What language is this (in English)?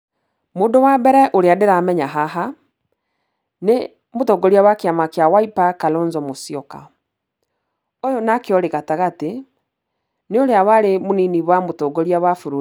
Kikuyu